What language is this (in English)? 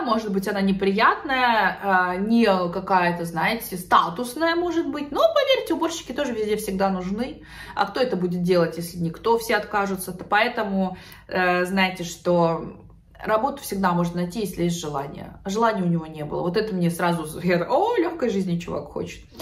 Russian